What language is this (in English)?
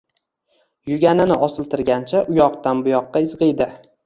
Uzbek